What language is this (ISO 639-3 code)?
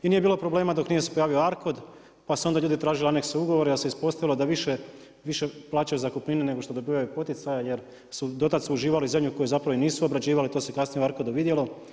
hrv